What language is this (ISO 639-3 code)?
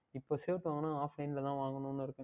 tam